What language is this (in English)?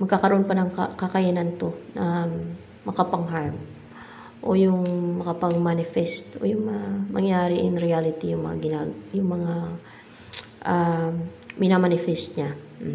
Filipino